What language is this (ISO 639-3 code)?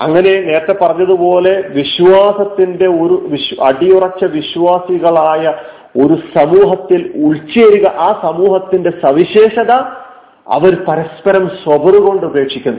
mal